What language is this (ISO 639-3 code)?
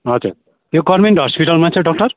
nep